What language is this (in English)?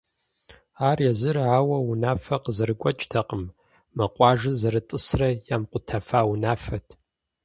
Kabardian